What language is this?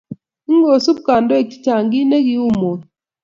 Kalenjin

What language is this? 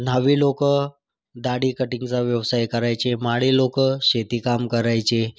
Marathi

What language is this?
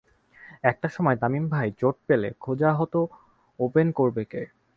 Bangla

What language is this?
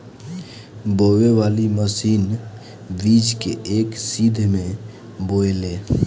Bhojpuri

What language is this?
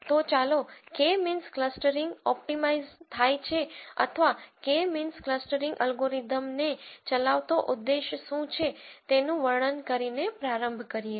Gujarati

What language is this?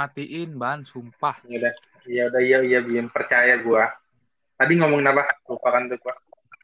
Indonesian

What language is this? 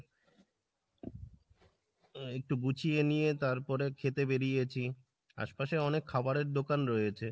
Bangla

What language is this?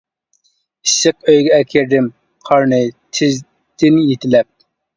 Uyghur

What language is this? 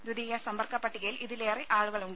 Malayalam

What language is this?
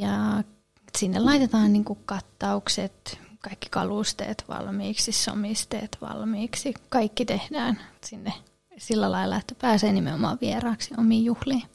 Finnish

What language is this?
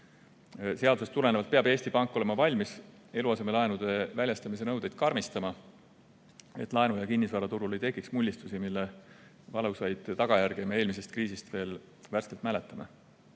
Estonian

